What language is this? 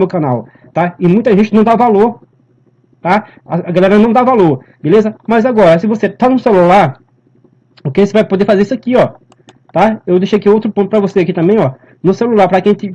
Portuguese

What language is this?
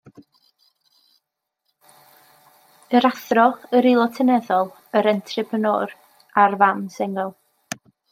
Welsh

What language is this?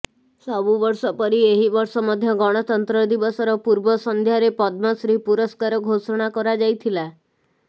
Odia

